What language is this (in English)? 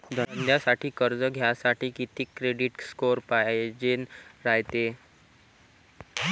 Marathi